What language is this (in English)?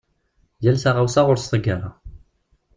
Kabyle